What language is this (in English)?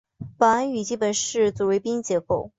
Chinese